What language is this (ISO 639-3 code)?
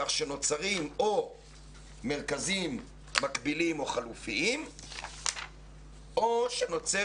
heb